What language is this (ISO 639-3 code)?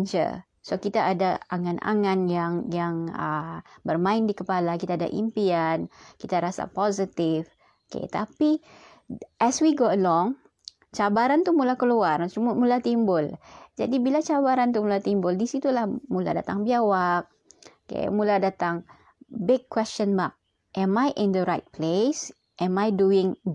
msa